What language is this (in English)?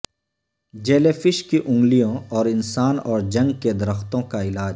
Urdu